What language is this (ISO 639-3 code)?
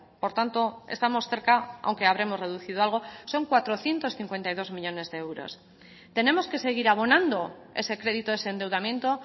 spa